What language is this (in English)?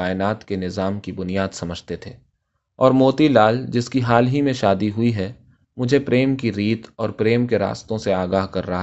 Urdu